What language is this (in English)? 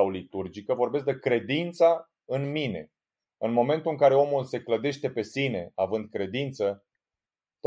Romanian